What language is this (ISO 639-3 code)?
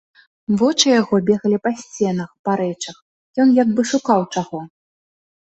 bel